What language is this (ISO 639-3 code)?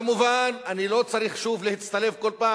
heb